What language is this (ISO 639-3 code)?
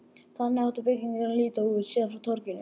isl